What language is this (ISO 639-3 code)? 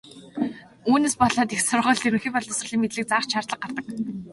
mon